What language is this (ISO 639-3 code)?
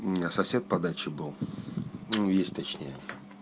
rus